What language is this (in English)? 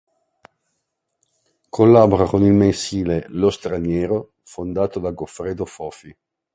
Italian